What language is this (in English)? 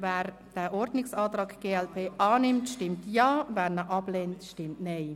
Swiss German